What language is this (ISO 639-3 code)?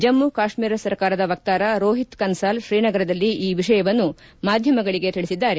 kan